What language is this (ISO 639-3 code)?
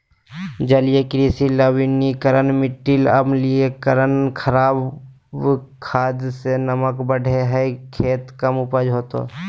mag